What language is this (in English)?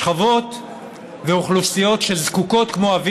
Hebrew